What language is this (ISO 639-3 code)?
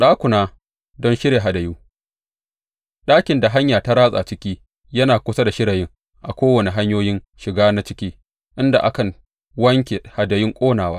hau